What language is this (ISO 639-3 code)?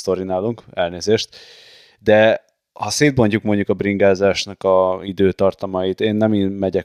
hun